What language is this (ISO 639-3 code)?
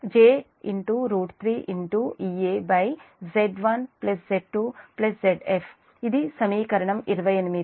tel